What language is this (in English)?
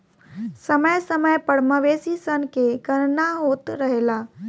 Bhojpuri